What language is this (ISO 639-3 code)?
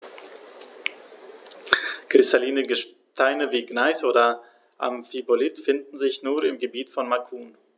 deu